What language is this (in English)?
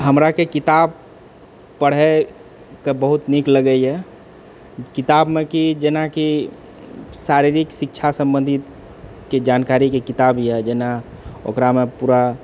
Maithili